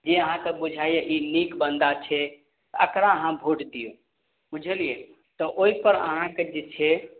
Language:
Maithili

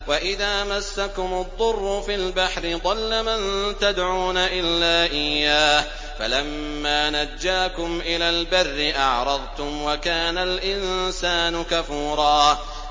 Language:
Arabic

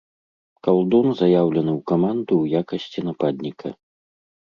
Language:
Belarusian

